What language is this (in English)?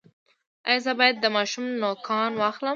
Pashto